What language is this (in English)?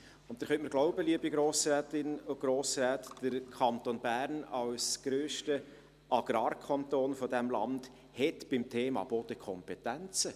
Swiss German